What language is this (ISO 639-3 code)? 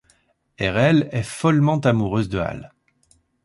fra